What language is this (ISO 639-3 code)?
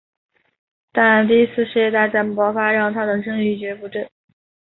zho